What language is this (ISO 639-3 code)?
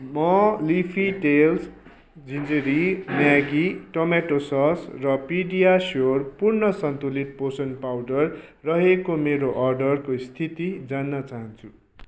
nep